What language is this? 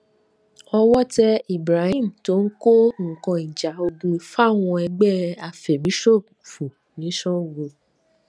Yoruba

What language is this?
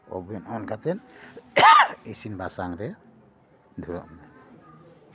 Santali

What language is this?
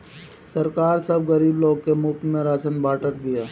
Bhojpuri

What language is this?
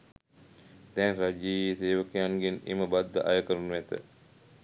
Sinhala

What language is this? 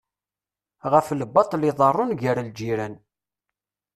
Kabyle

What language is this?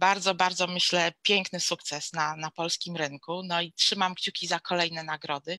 Polish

